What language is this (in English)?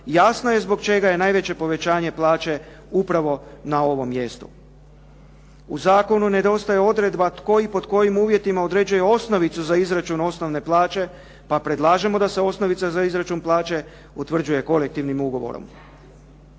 Croatian